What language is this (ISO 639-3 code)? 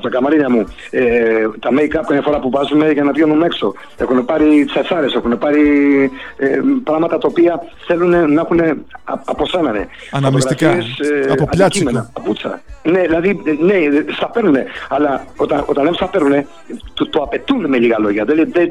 ell